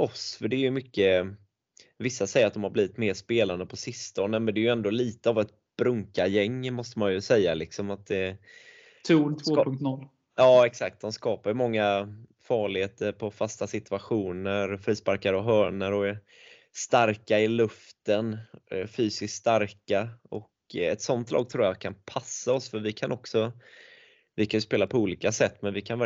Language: Swedish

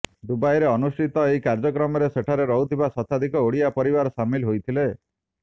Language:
Odia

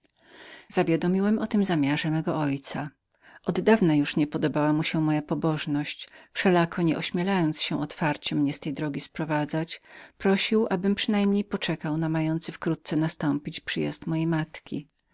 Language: Polish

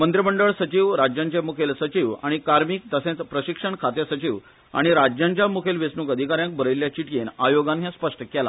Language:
Konkani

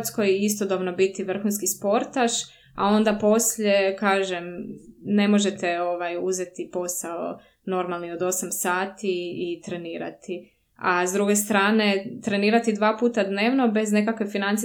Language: Croatian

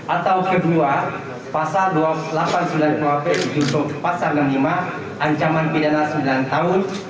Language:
Indonesian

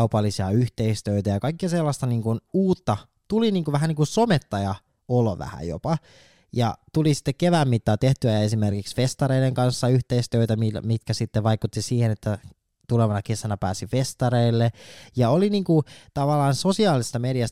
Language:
Finnish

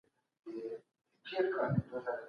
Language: Pashto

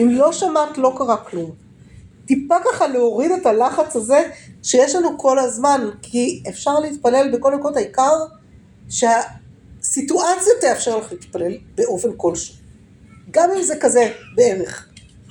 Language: Hebrew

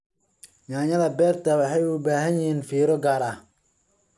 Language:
Somali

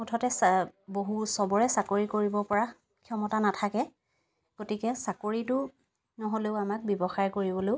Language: Assamese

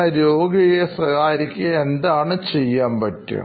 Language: Malayalam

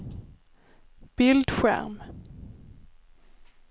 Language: Swedish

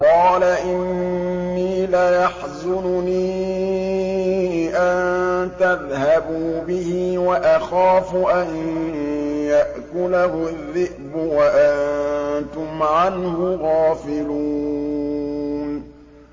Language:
Arabic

